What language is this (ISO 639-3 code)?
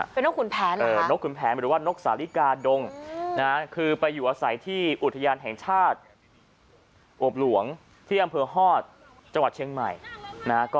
tha